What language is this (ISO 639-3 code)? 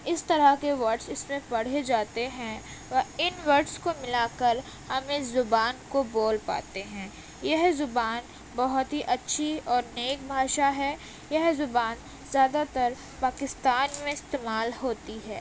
urd